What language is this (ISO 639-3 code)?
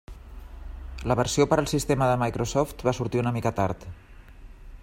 cat